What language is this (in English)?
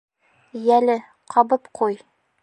Bashkir